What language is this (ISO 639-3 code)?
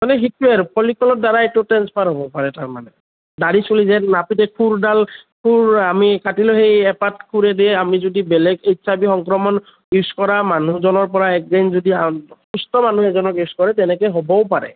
asm